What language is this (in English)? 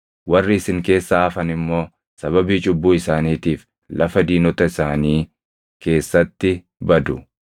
Oromo